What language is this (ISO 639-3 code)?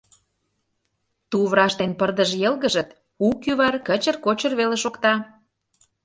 chm